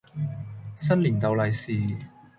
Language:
Cantonese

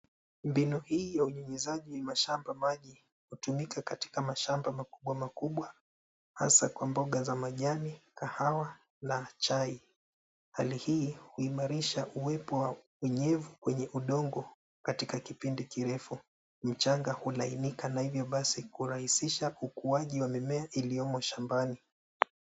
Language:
Swahili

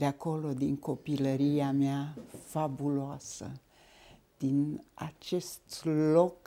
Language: Romanian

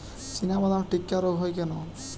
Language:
Bangla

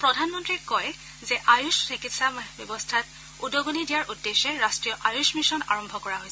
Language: Assamese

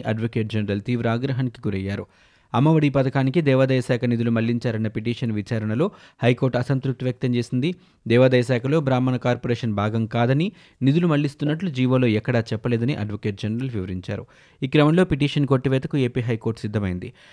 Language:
Telugu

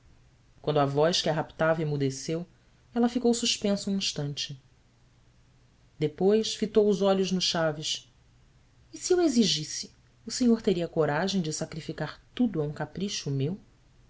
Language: Portuguese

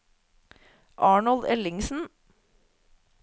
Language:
Norwegian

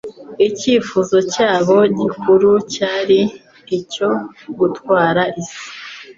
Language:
Kinyarwanda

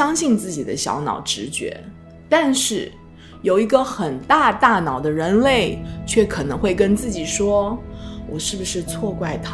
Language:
Chinese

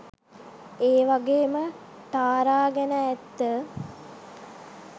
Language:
Sinhala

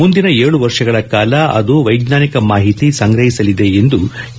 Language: Kannada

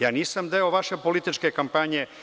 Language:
Serbian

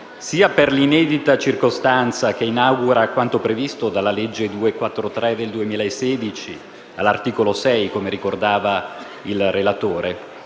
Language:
Italian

